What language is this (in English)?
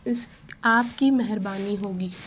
Urdu